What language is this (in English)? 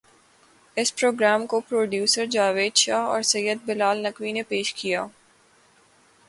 Urdu